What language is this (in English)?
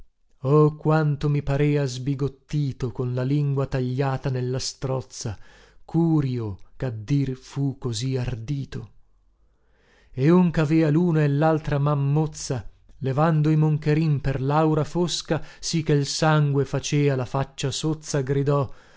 Italian